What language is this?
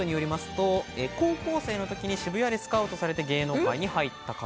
Japanese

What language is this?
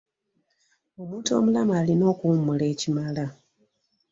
Ganda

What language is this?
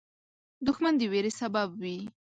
Pashto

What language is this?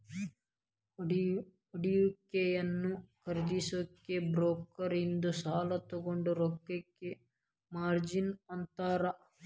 Kannada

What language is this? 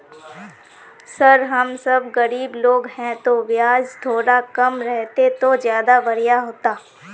Magahi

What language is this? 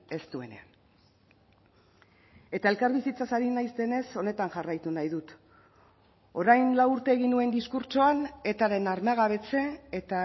Basque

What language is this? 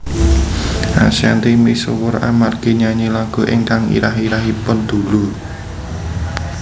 Javanese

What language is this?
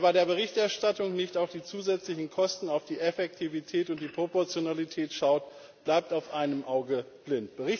German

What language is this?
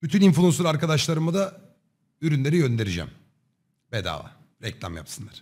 Turkish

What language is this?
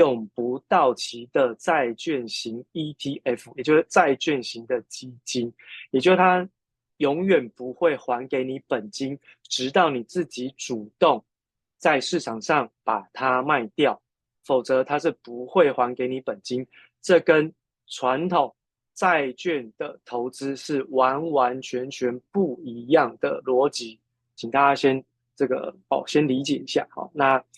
Chinese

